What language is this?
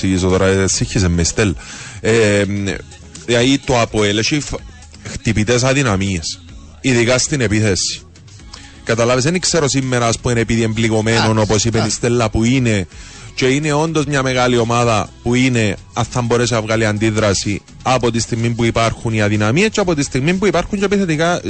Greek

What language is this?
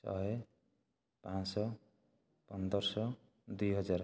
Odia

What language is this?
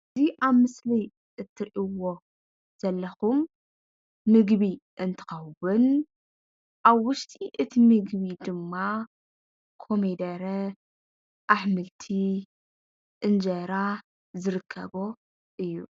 Tigrinya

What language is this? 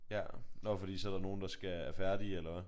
Danish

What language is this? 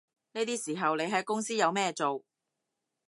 Cantonese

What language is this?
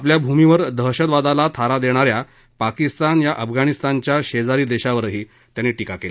Marathi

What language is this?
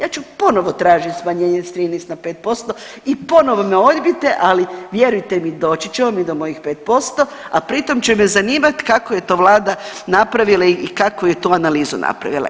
Croatian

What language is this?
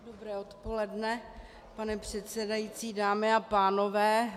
Czech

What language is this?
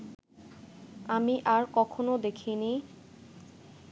Bangla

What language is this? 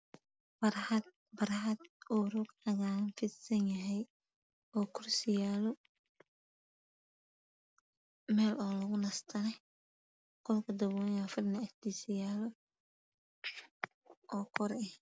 Somali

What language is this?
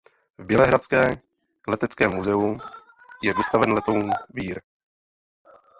Czech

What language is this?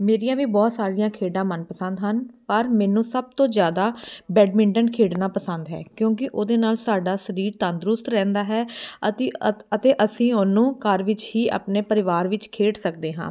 Punjabi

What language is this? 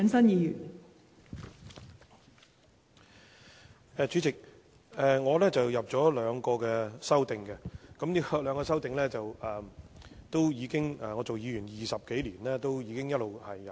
Cantonese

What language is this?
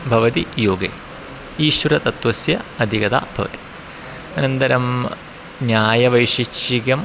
Sanskrit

